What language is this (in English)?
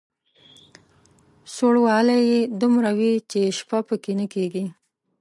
Pashto